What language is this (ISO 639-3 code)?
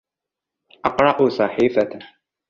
ara